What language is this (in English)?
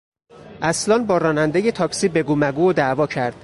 Persian